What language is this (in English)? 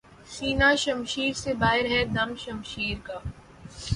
Urdu